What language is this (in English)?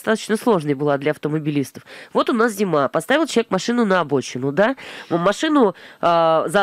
Russian